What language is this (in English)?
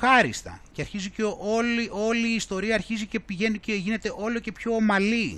Greek